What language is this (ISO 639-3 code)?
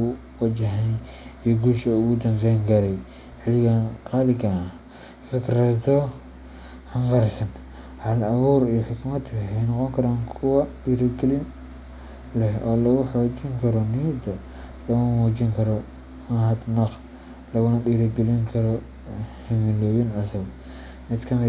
som